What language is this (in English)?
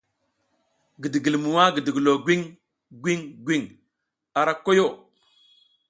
South Giziga